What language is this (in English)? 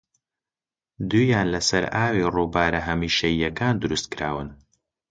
Central Kurdish